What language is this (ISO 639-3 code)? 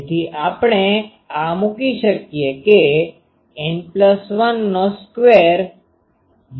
guj